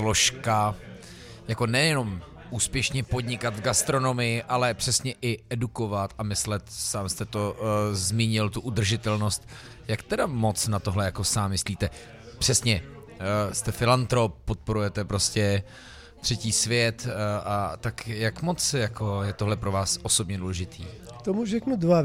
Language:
Czech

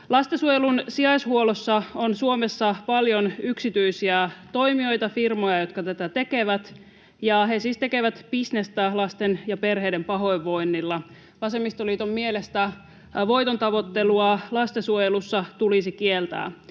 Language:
Finnish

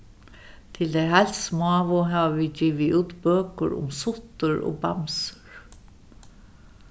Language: Faroese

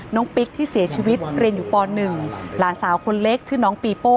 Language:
Thai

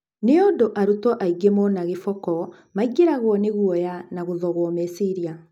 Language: Kikuyu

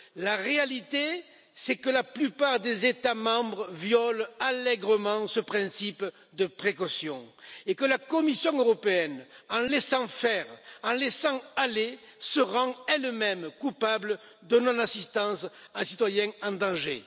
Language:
French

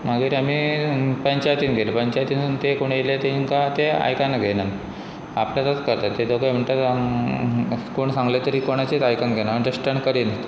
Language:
Konkani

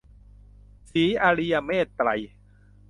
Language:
Thai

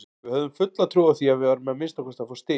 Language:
Icelandic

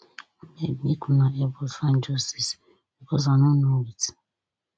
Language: Nigerian Pidgin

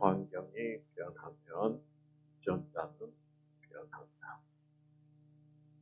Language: Korean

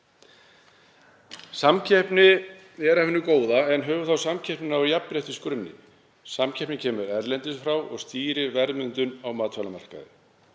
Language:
Icelandic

